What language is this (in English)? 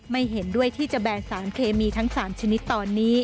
Thai